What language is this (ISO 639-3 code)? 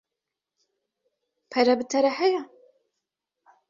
kur